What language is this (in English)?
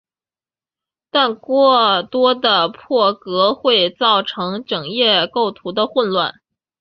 Chinese